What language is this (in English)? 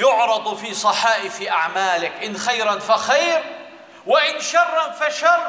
Arabic